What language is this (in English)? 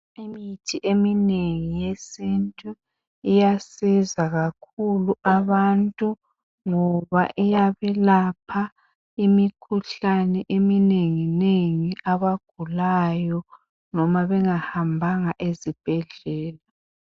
North Ndebele